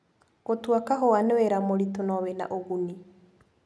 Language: Kikuyu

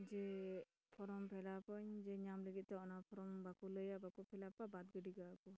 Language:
Santali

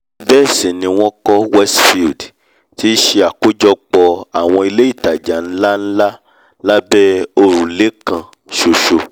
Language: Yoruba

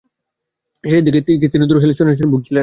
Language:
Bangla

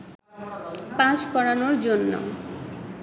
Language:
Bangla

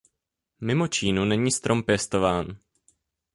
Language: Czech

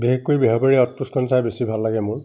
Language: Assamese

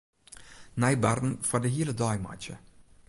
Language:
Western Frisian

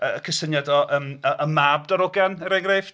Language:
Welsh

